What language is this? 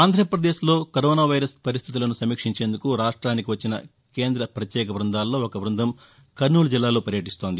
Telugu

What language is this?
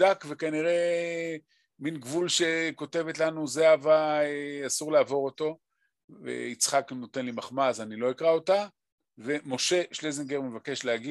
Hebrew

